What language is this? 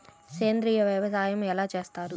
Telugu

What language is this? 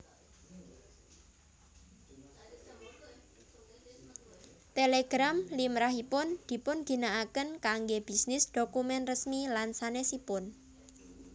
Javanese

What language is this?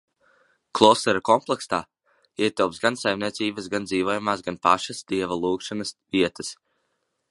Latvian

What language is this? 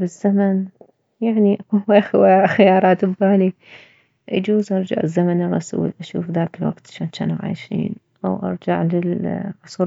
Mesopotamian Arabic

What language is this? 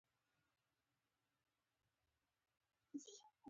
Pashto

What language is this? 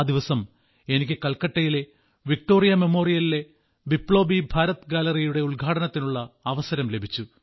Malayalam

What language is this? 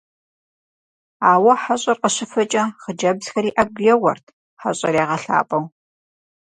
Kabardian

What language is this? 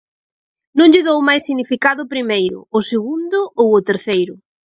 Galician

